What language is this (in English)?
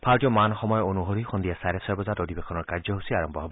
Assamese